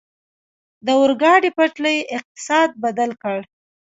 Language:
Pashto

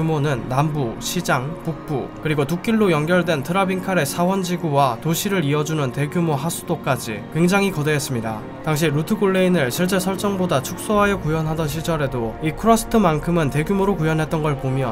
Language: Korean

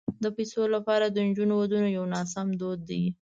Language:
Pashto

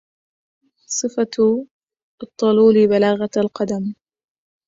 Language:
Arabic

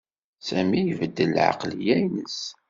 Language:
Kabyle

